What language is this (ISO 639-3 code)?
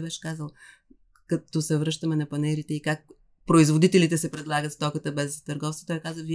bul